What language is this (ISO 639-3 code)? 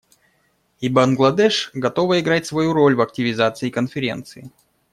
rus